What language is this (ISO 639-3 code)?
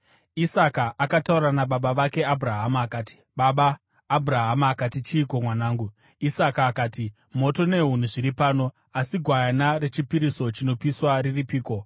sna